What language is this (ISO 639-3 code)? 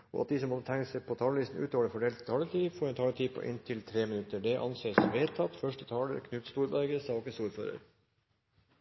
nob